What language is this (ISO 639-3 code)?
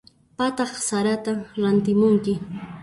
qxp